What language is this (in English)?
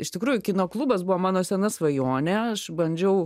Lithuanian